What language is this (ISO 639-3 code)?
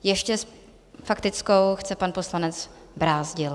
ces